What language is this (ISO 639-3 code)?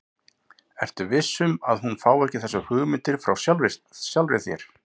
isl